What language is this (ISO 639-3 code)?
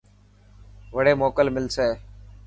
mki